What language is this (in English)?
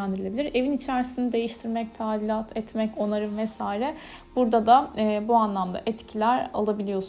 Turkish